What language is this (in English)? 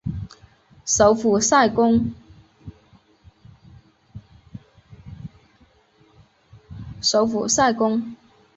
Chinese